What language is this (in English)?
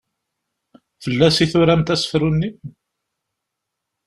Kabyle